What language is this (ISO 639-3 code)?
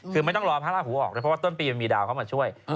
tha